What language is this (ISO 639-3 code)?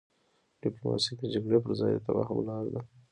pus